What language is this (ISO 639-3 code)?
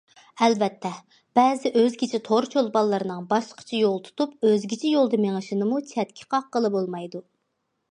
uig